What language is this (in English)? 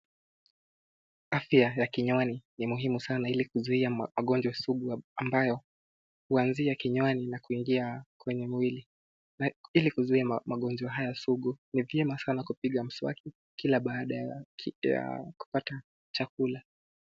Swahili